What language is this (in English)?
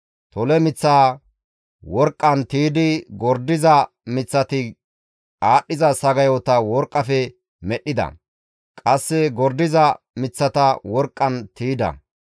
Gamo